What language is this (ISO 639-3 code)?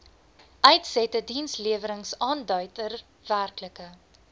afr